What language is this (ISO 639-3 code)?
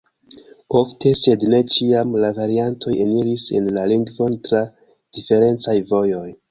epo